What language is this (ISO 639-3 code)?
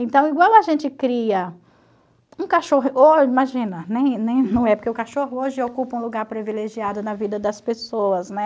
por